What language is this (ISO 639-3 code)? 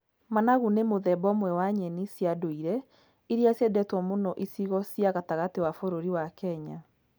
kik